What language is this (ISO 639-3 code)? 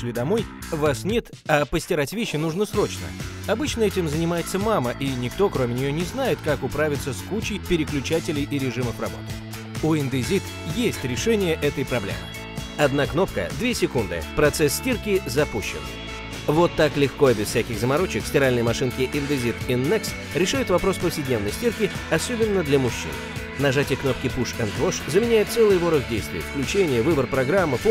rus